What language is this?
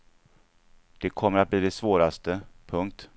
Swedish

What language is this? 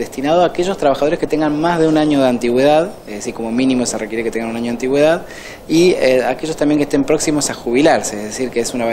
Spanish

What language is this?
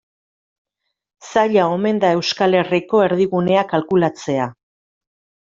Basque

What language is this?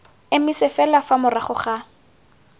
Tswana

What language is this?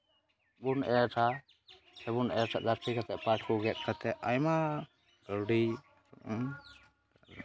Santali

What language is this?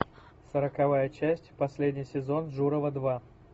Russian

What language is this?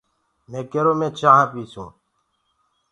Gurgula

